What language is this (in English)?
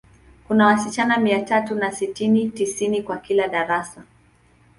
Swahili